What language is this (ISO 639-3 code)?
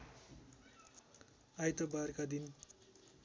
nep